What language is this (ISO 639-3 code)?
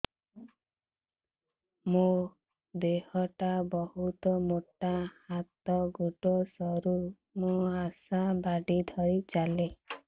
ori